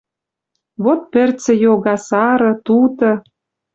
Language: Western Mari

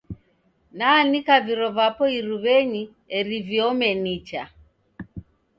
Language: Taita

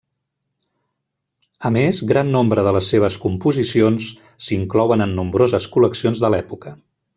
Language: Catalan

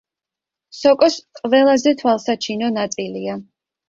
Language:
Georgian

